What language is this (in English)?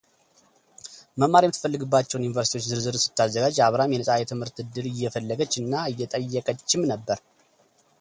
Amharic